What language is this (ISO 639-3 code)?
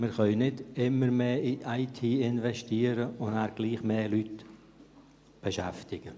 gsw